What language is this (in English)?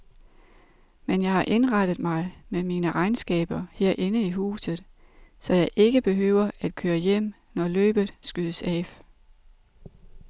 Danish